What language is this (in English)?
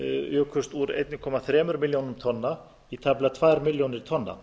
Icelandic